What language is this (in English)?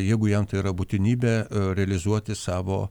Lithuanian